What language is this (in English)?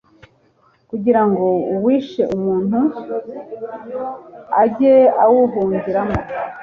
Kinyarwanda